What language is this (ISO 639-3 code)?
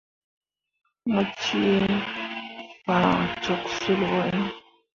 mua